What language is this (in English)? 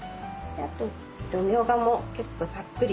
Japanese